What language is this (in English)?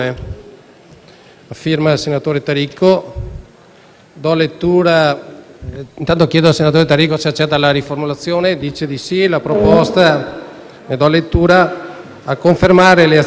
Italian